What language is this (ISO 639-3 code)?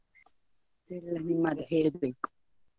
kan